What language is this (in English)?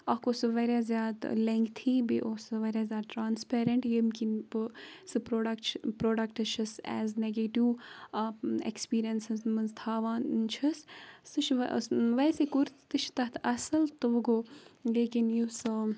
Kashmiri